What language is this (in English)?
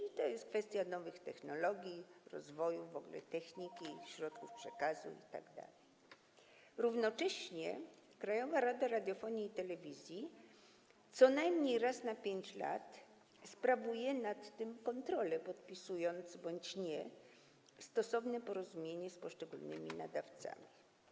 Polish